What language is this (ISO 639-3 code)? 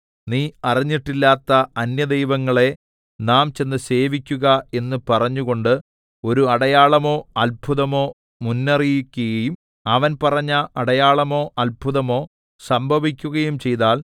mal